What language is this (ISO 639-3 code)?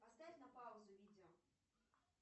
rus